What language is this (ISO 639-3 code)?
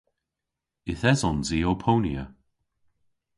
cor